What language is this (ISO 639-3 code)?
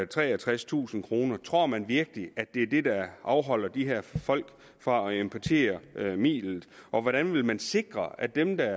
dan